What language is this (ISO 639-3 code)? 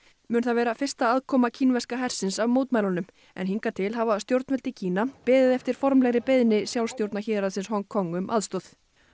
isl